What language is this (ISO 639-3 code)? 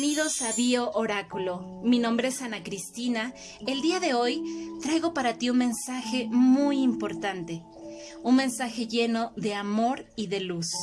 spa